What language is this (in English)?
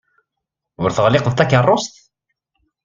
Kabyle